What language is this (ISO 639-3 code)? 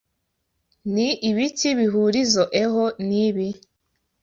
kin